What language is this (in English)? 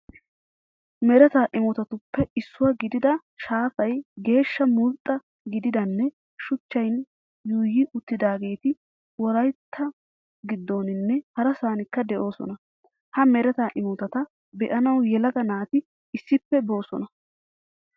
Wolaytta